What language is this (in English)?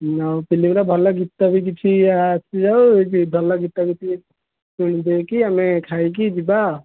Odia